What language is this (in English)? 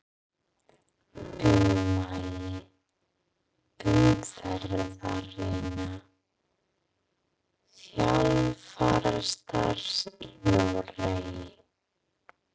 Icelandic